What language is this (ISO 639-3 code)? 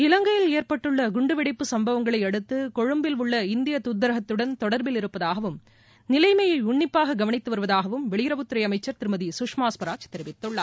tam